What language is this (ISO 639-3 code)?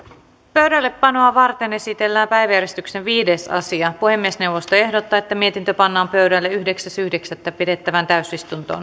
fin